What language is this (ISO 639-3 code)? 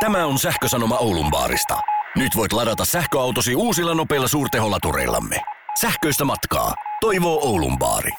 fin